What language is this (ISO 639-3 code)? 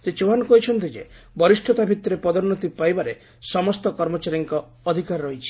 ori